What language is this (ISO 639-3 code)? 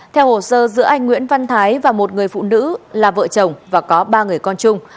vie